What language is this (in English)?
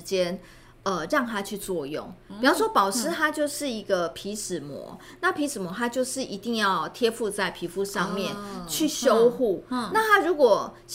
Chinese